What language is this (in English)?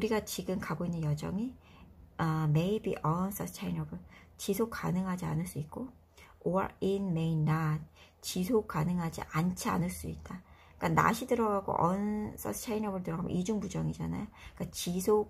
Korean